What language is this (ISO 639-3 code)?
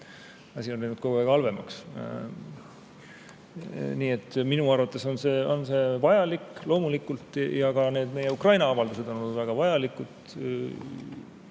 est